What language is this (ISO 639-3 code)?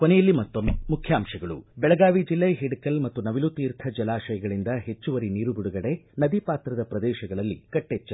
kan